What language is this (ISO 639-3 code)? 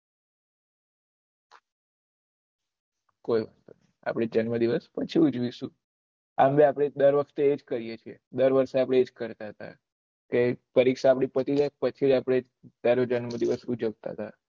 guj